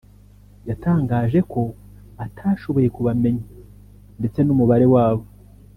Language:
Kinyarwanda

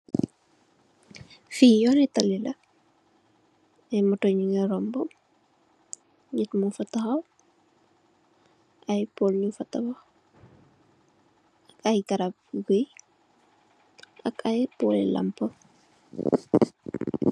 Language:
Wolof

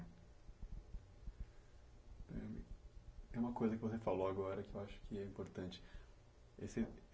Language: Portuguese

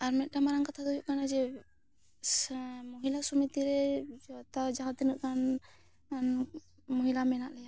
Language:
Santali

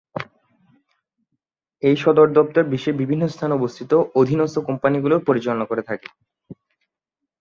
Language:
Bangla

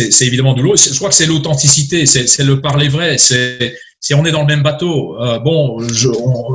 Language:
French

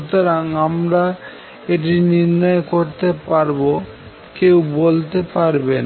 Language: Bangla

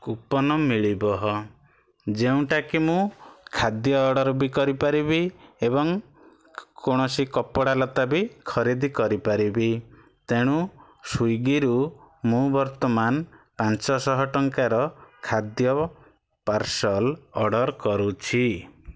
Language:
Odia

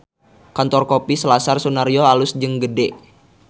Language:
Sundanese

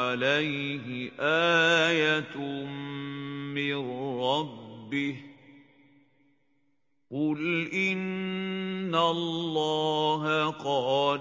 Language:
Arabic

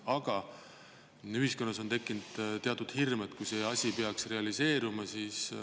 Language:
Estonian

